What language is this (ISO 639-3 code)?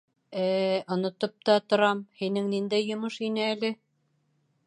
bak